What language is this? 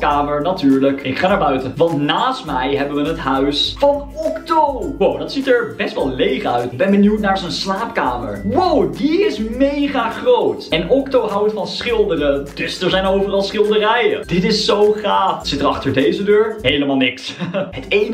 Dutch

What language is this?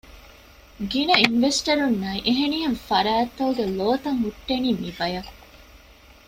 Divehi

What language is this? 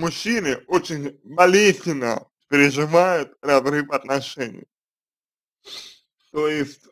Russian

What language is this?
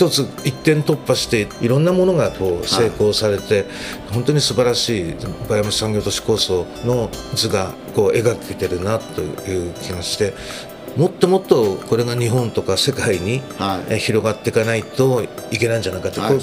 Japanese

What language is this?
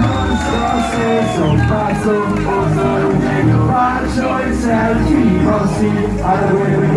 Italian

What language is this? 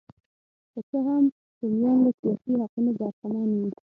Pashto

